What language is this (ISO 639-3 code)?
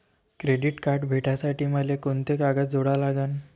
mar